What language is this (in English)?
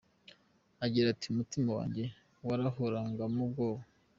Kinyarwanda